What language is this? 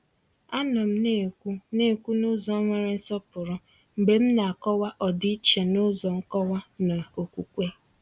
Igbo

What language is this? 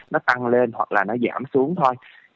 Vietnamese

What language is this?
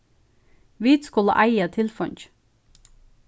Faroese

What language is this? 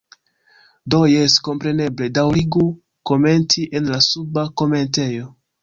Esperanto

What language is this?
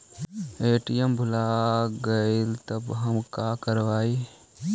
Magahi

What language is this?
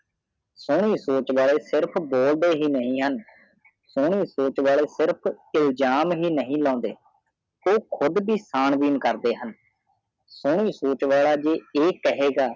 Punjabi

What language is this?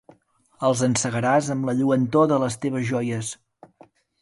Catalan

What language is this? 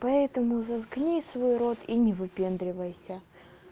Russian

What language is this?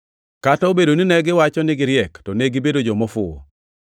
Luo (Kenya and Tanzania)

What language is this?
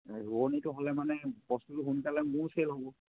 Assamese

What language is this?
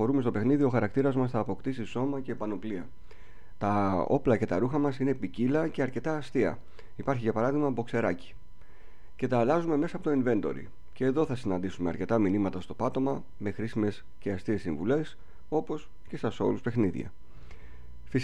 Greek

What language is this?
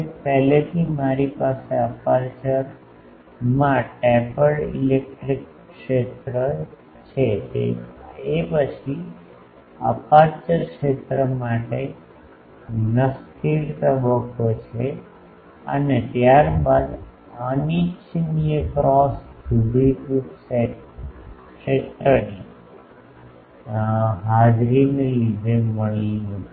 Gujarati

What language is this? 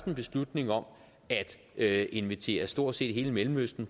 Danish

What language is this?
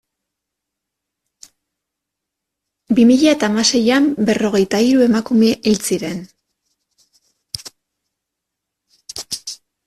Basque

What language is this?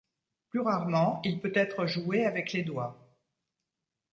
French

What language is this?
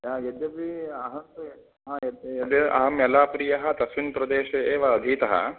Sanskrit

